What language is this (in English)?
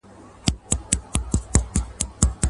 Pashto